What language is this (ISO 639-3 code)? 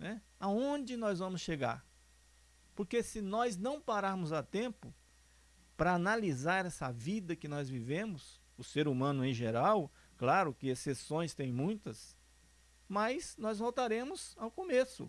por